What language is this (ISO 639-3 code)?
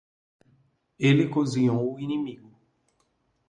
por